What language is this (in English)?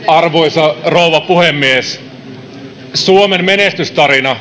Finnish